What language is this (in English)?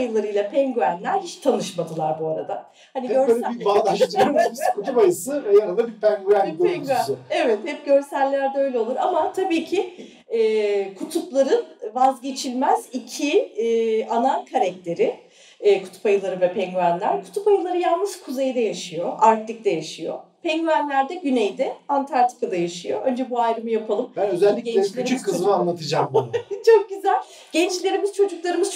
Turkish